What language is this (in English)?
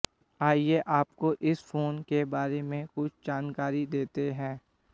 Hindi